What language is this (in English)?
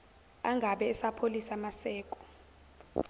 Zulu